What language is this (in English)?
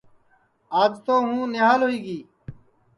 Sansi